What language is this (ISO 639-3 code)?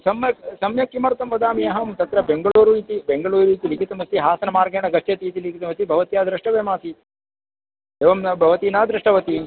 san